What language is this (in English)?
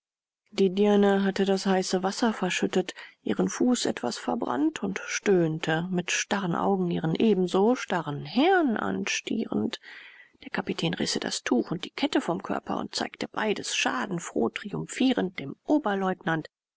German